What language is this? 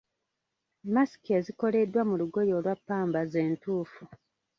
Ganda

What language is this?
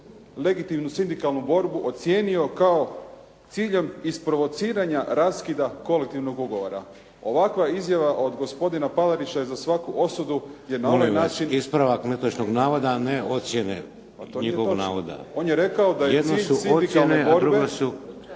Croatian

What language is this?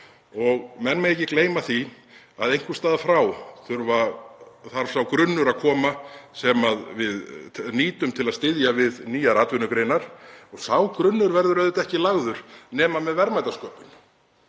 Icelandic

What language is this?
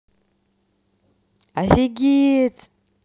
Russian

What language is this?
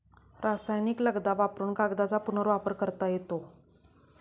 Marathi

